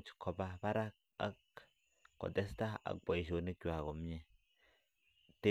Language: Kalenjin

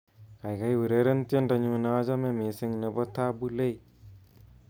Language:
Kalenjin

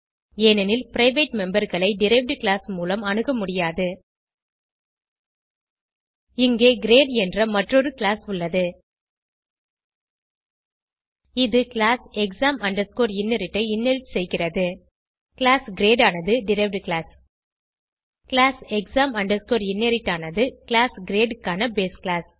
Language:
Tamil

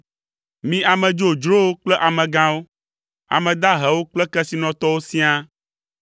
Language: Ewe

